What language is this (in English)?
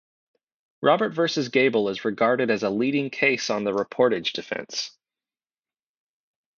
English